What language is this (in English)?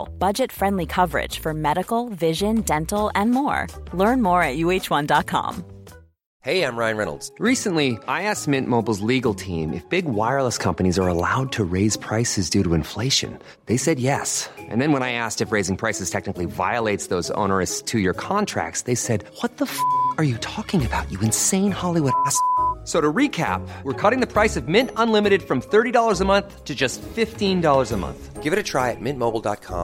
Filipino